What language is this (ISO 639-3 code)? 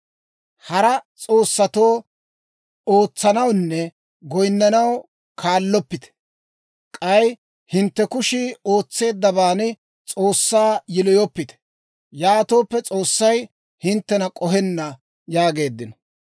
dwr